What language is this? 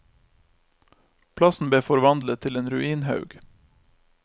Norwegian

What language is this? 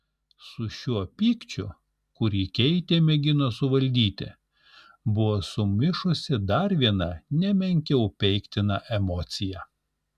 Lithuanian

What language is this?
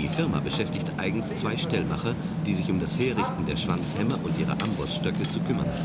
German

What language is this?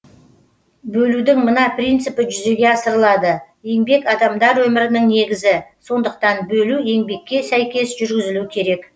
Kazakh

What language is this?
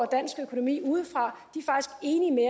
Danish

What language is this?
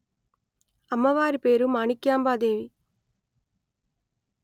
Telugu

